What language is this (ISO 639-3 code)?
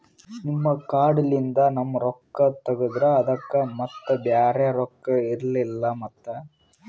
kan